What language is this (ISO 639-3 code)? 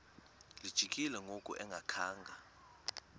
xho